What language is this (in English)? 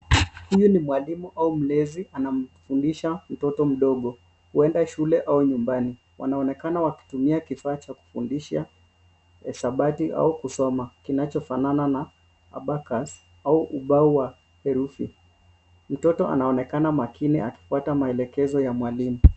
Swahili